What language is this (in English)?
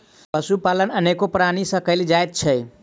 Maithili